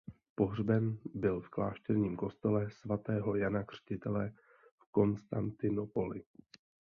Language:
Czech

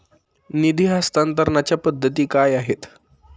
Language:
Marathi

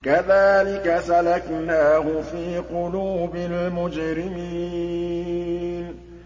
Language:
Arabic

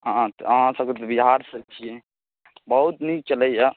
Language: Maithili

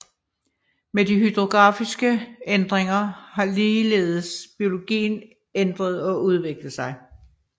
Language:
Danish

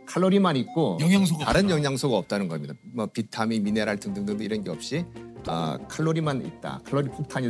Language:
Korean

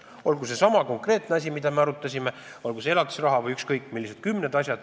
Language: Estonian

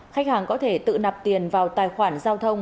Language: Vietnamese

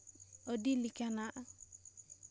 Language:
Santali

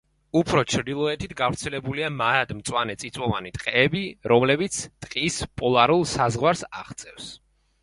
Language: Georgian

